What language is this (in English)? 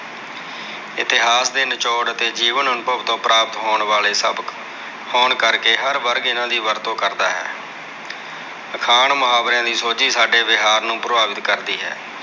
Punjabi